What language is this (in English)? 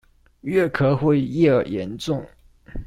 Chinese